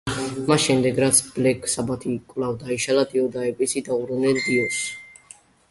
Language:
Georgian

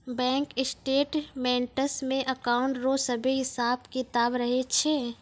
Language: Maithili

